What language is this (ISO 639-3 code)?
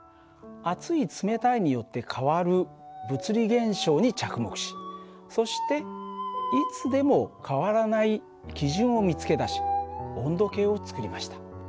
jpn